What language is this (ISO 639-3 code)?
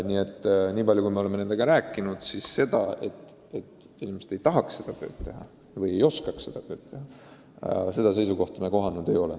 est